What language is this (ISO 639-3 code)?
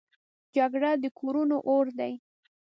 pus